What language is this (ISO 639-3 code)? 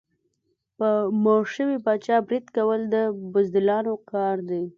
pus